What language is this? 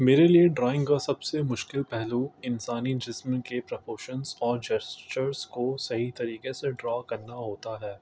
Urdu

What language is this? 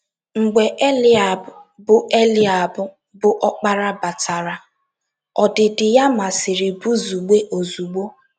Igbo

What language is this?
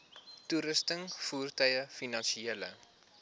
Afrikaans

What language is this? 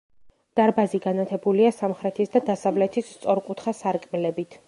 Georgian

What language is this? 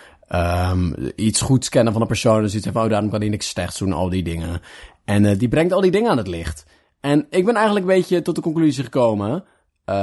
Dutch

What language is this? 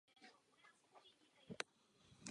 Czech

